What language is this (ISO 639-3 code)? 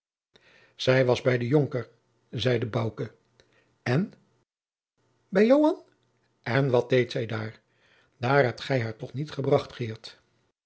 nld